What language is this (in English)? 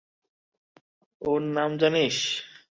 Bangla